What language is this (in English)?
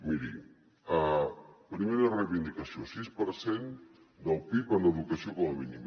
Catalan